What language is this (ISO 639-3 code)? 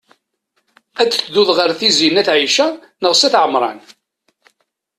kab